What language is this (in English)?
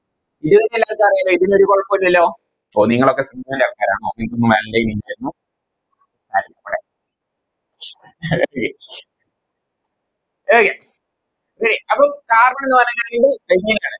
Malayalam